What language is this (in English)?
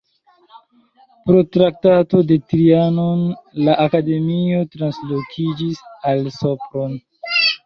Esperanto